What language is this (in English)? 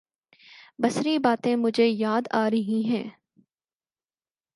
Urdu